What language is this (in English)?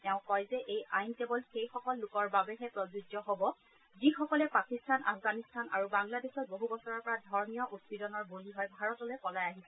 Assamese